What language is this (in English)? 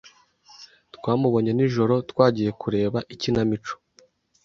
Kinyarwanda